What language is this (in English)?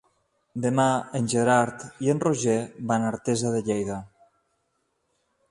Catalan